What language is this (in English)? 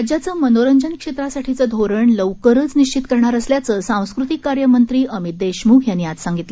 Marathi